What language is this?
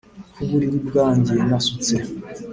Kinyarwanda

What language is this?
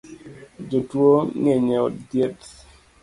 Luo (Kenya and Tanzania)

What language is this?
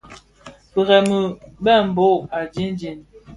Bafia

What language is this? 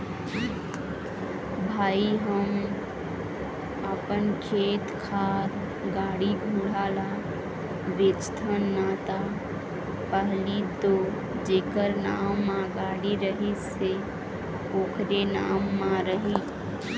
Chhattisgarhi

